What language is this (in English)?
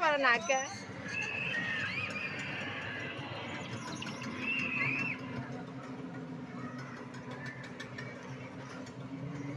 Indonesian